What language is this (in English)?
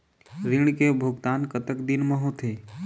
Chhattisgarhi